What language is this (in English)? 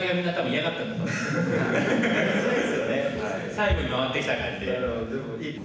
Japanese